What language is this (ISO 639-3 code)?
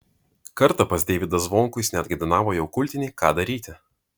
lit